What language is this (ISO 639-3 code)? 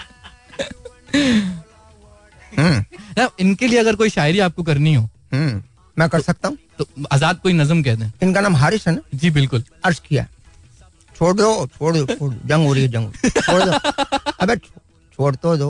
hin